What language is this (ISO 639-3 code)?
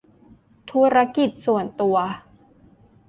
tha